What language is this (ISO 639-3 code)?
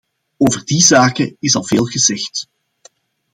nld